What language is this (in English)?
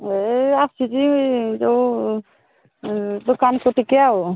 Odia